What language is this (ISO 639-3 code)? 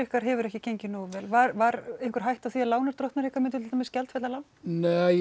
isl